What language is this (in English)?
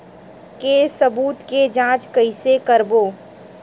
Chhattisgarhi